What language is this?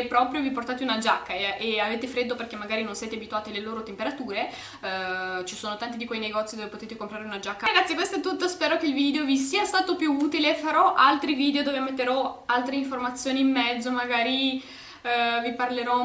Italian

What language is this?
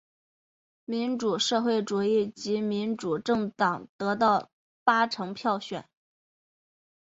Chinese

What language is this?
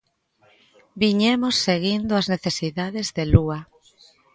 Galician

